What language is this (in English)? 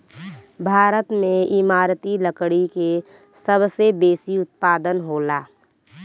Bhojpuri